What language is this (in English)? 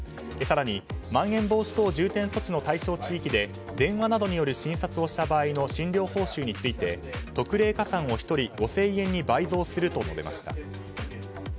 Japanese